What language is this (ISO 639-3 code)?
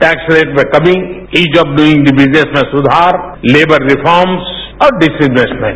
hin